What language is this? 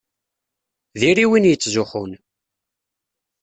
Kabyle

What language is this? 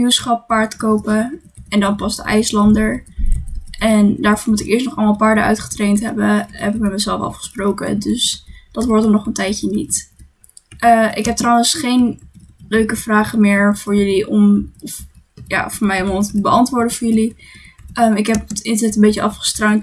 Dutch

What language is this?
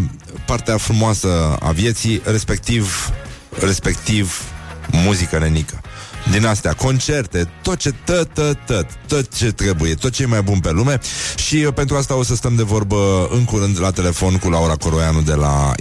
Romanian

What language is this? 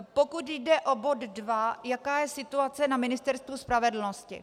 Czech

